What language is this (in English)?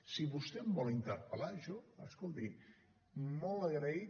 Catalan